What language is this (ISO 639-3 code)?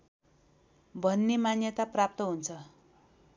nep